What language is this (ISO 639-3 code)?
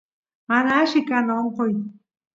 qus